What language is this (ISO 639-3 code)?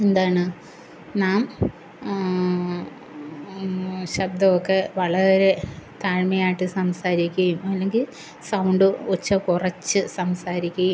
mal